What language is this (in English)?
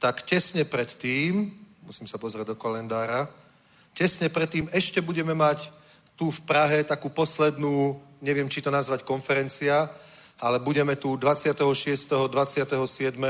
Czech